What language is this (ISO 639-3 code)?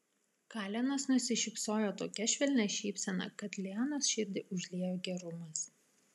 lit